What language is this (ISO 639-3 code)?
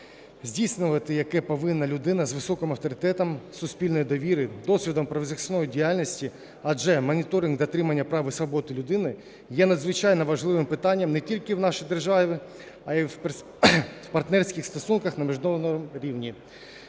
ukr